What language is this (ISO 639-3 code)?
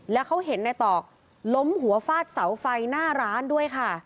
tha